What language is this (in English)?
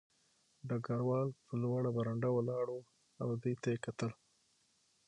Pashto